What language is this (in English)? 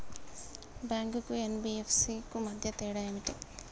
Telugu